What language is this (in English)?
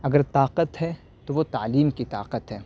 Urdu